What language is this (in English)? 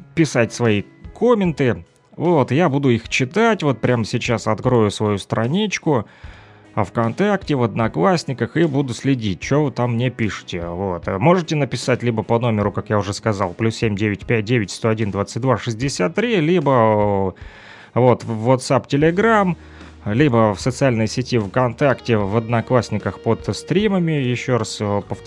Russian